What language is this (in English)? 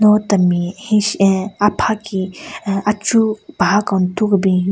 Southern Rengma Naga